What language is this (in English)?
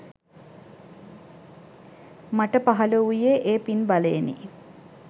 Sinhala